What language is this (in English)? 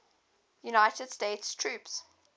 English